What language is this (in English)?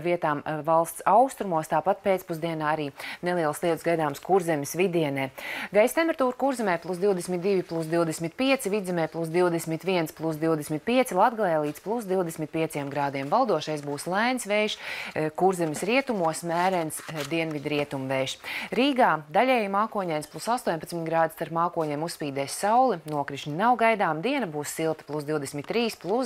Latvian